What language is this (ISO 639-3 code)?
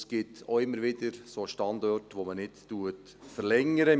gsw